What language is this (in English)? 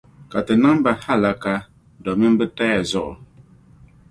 Dagbani